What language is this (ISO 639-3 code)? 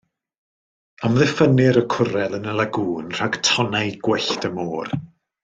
cym